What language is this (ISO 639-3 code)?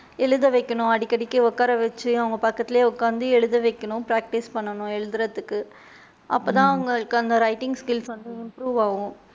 tam